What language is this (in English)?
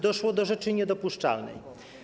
Polish